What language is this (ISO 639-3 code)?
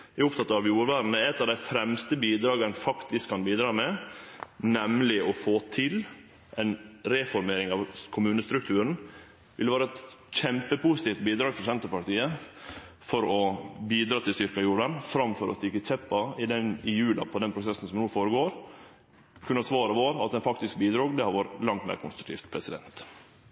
nno